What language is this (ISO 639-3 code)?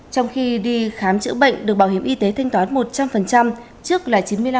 vie